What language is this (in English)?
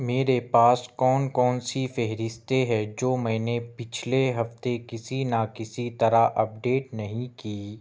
Urdu